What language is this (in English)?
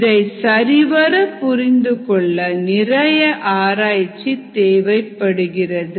Tamil